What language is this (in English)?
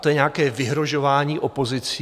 Czech